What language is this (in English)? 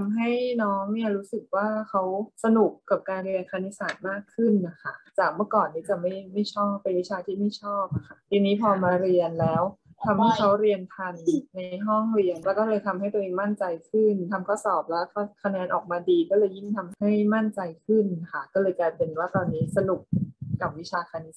Thai